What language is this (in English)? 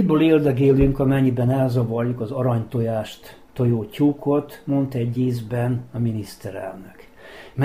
Hungarian